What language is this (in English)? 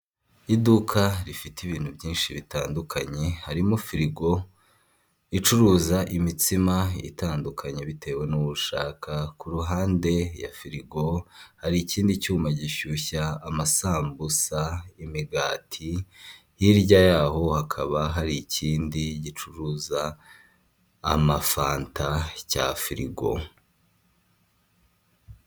Kinyarwanda